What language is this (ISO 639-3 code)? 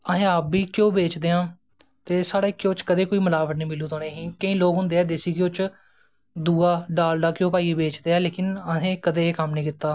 doi